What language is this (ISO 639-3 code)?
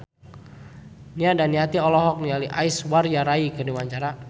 sun